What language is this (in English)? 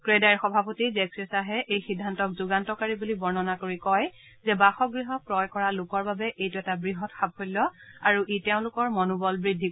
Assamese